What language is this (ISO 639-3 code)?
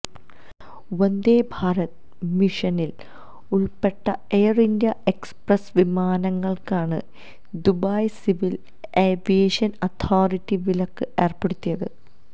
mal